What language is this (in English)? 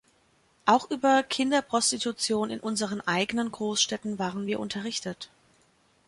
German